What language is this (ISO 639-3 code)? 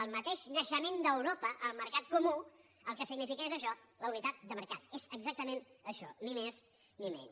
cat